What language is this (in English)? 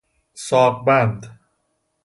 Persian